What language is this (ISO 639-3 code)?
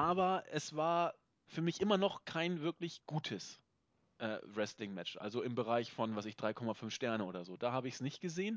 deu